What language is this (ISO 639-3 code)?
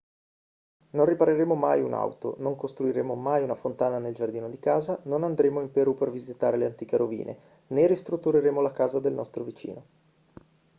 ita